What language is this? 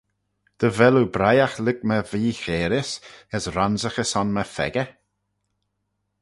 Manx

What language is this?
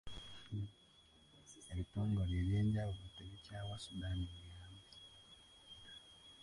Ganda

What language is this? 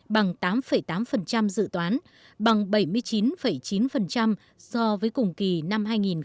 Vietnamese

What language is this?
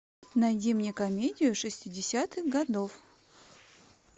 Russian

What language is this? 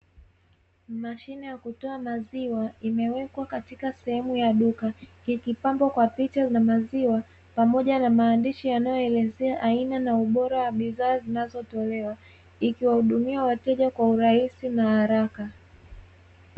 Swahili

